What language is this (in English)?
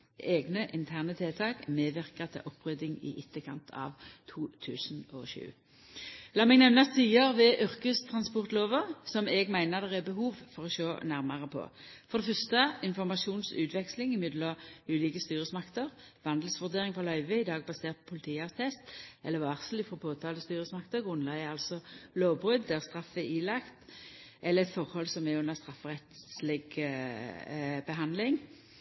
Norwegian Nynorsk